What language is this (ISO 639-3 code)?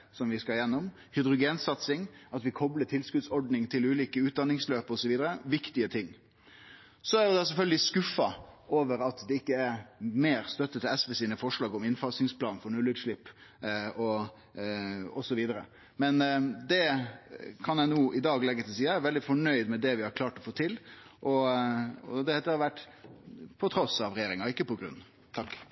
nno